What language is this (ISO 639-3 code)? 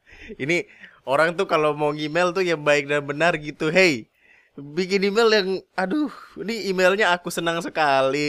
ind